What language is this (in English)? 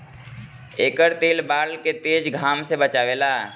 Bhojpuri